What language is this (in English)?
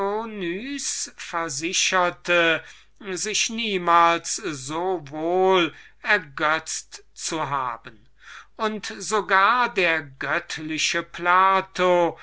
German